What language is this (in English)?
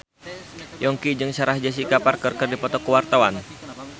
Sundanese